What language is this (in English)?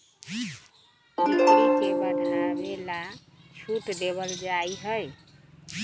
Magahi